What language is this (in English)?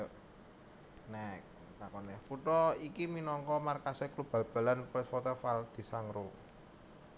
Javanese